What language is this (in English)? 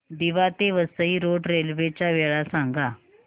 Marathi